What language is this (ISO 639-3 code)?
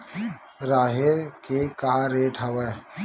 hne